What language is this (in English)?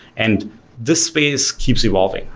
English